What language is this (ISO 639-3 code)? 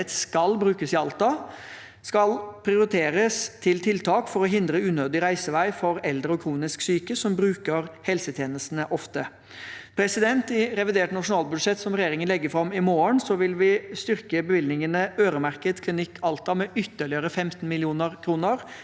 nor